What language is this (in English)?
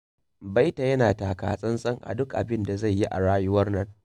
Hausa